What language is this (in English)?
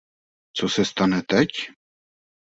Czech